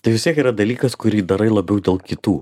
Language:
Lithuanian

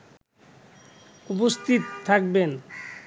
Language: Bangla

